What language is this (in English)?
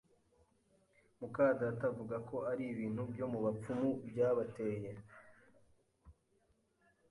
Kinyarwanda